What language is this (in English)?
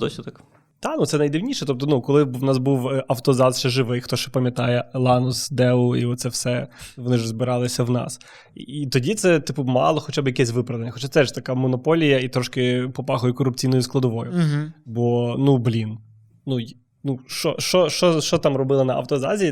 Ukrainian